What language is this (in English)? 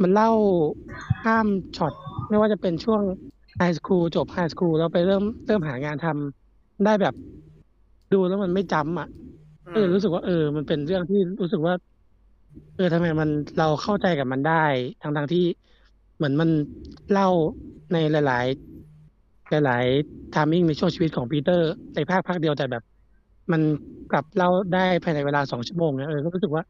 Thai